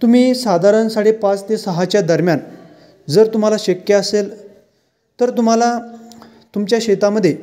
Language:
Marathi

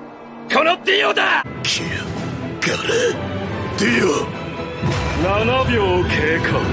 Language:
Japanese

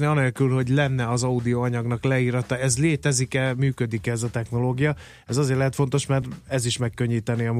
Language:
Hungarian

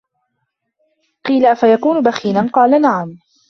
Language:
Arabic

